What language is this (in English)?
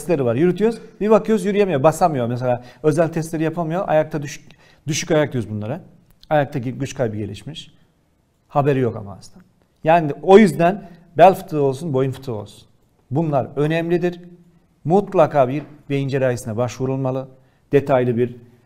Turkish